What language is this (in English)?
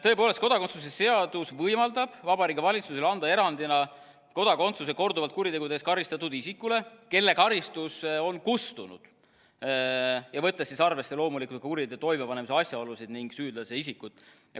Estonian